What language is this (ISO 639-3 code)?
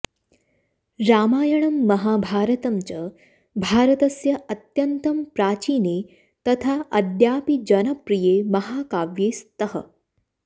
san